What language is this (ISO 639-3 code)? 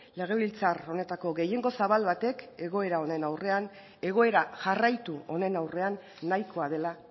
eus